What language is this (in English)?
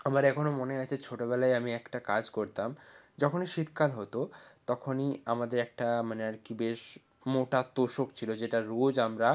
Bangla